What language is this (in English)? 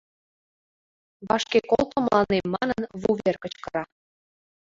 Mari